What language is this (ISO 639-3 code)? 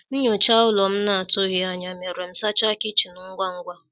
ibo